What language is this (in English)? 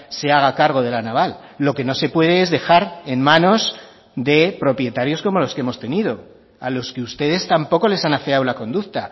Spanish